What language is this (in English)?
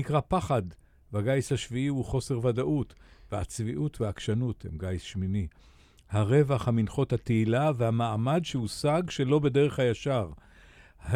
Hebrew